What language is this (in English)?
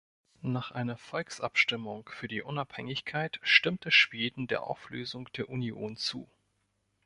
German